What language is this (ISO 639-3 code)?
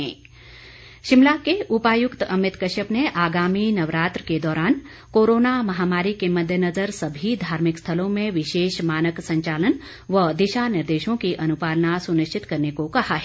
hin